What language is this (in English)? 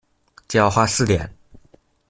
Chinese